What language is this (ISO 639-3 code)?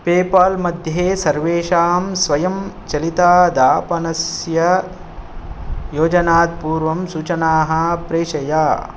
san